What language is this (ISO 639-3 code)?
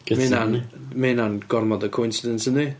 cym